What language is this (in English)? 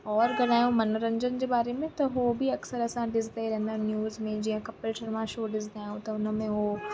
Sindhi